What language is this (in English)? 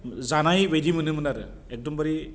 Bodo